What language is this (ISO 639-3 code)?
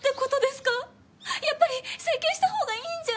jpn